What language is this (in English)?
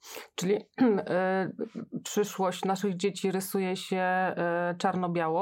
Polish